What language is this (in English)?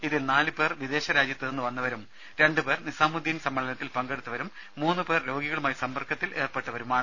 Malayalam